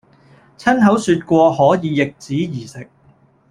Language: Cantonese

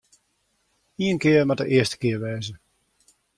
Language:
Western Frisian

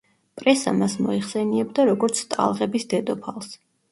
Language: Georgian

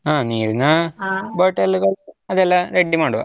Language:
Kannada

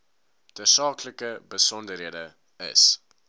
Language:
Afrikaans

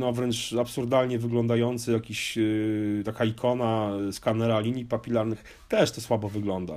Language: Polish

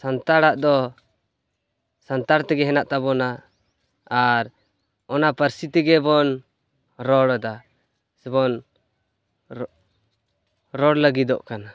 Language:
Santali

